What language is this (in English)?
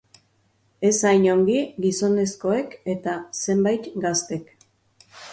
Basque